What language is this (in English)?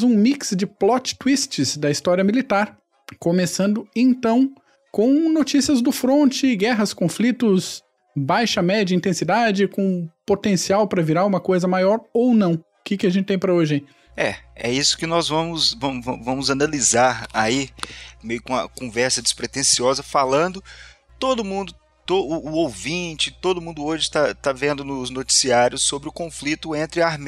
Portuguese